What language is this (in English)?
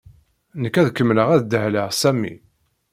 Kabyle